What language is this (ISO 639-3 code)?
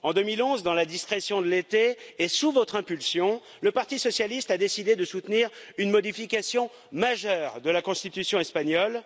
fra